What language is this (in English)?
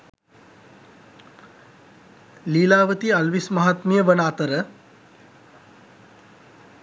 Sinhala